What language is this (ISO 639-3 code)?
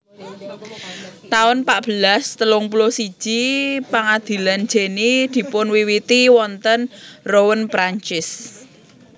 jav